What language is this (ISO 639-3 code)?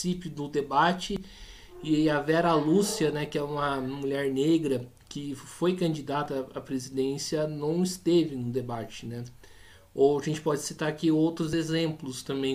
por